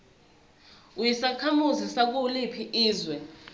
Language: Zulu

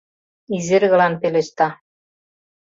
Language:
Mari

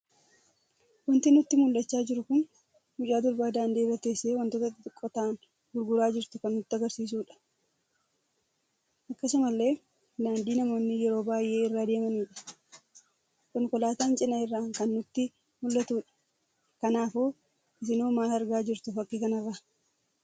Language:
Oromo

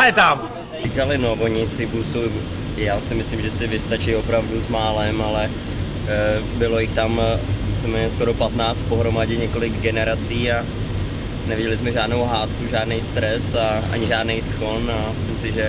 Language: Czech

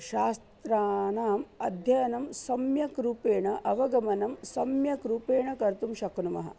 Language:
Sanskrit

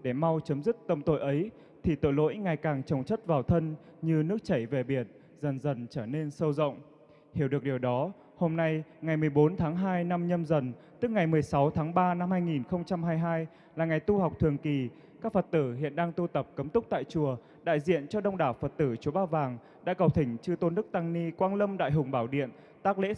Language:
Vietnamese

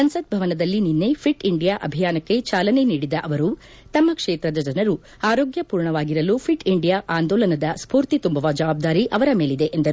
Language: Kannada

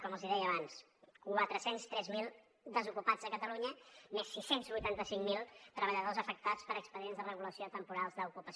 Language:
Catalan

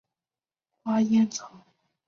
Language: Chinese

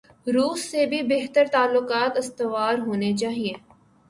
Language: Urdu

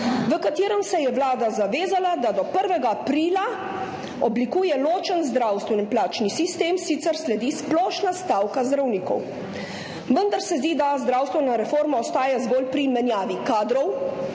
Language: Slovenian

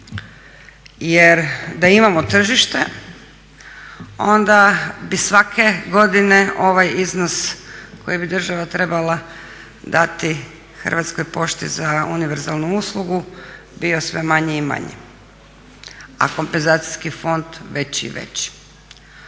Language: Croatian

